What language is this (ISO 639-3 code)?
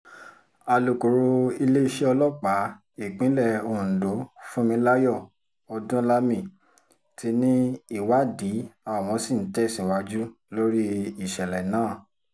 yor